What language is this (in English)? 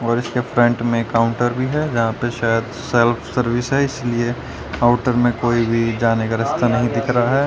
Hindi